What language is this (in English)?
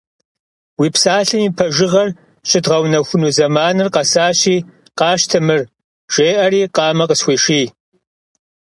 Kabardian